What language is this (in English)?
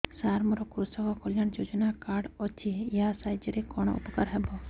Odia